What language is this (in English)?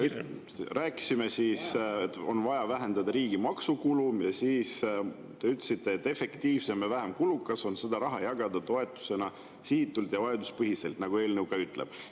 Estonian